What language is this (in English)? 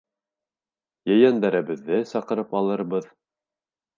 Bashkir